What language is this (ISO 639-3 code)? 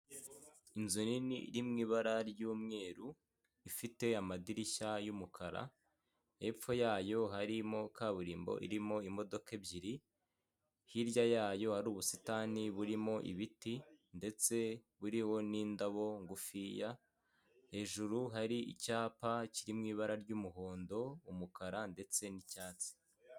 kin